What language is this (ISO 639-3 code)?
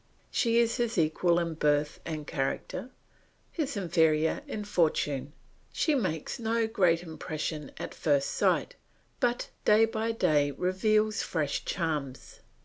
eng